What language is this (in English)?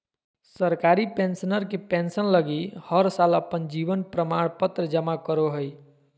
Magahi